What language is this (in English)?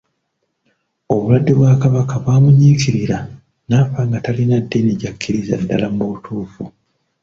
Ganda